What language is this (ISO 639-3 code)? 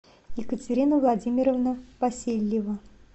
rus